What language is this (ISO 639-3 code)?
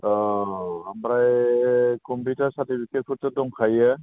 brx